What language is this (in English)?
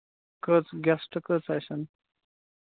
Kashmiri